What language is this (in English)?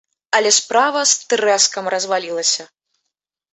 Belarusian